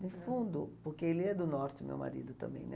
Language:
Portuguese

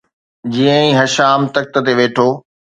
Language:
Sindhi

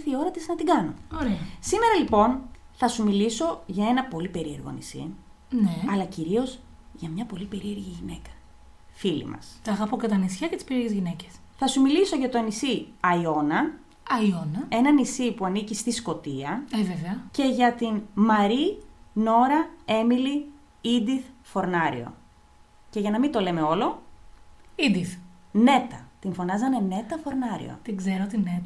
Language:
Greek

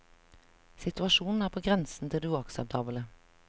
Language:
Norwegian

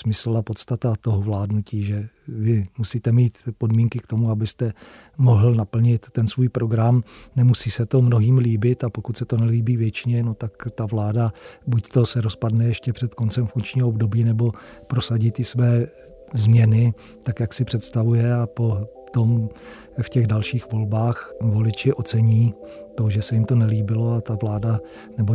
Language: Czech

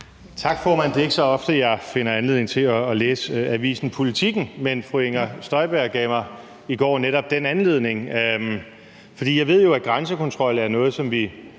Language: Danish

